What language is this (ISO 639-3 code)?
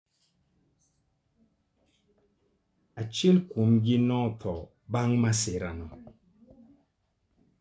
luo